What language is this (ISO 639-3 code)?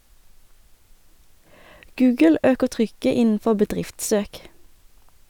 nor